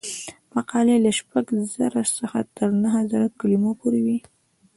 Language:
Pashto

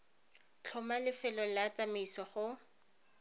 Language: Tswana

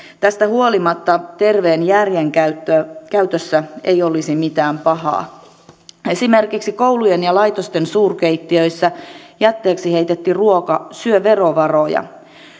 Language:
Finnish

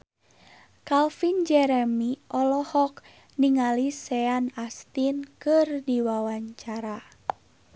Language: Sundanese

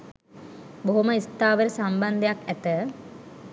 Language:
Sinhala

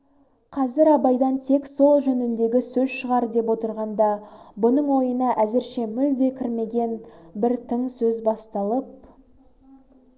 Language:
Kazakh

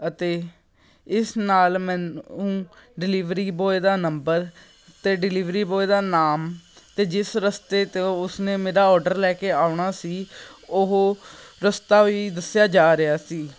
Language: Punjabi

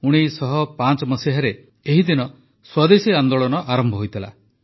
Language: Odia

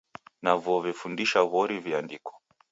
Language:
Taita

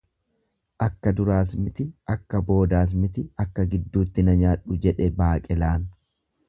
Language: Oromo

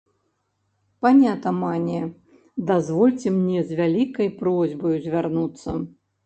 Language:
Belarusian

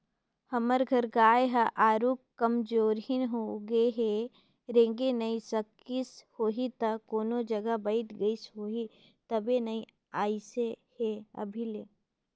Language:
Chhattisgarhi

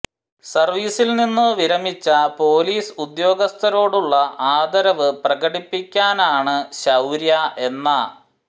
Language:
Malayalam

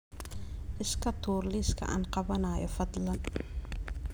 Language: Somali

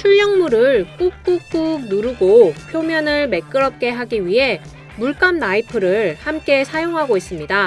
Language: Korean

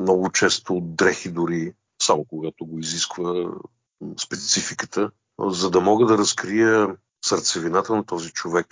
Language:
Bulgarian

